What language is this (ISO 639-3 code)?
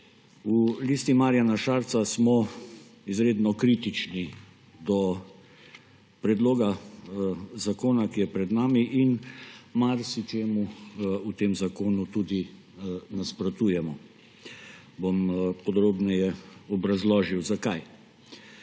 slv